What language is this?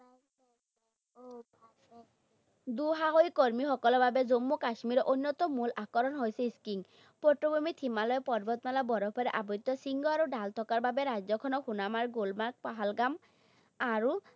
Assamese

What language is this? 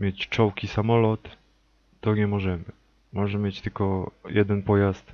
Polish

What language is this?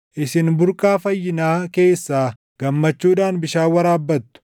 Oromo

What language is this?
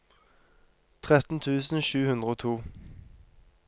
Norwegian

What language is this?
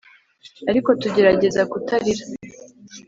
Kinyarwanda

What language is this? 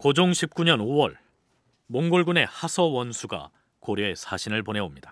Korean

